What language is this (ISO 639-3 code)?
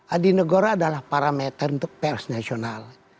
ind